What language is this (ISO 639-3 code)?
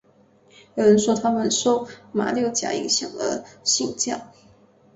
zho